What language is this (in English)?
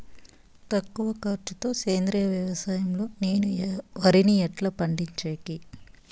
Telugu